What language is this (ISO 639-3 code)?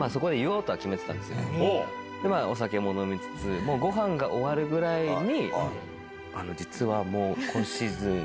jpn